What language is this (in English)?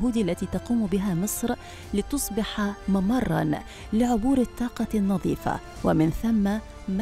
Arabic